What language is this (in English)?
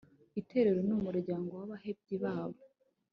Kinyarwanda